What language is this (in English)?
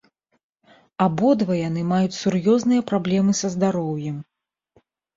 Belarusian